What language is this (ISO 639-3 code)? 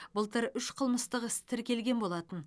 kaz